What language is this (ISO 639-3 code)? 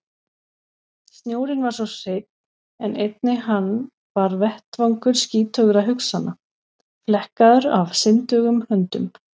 isl